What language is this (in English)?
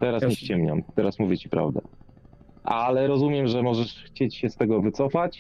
Polish